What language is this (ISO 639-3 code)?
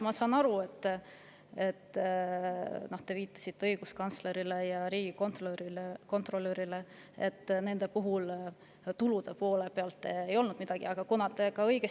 est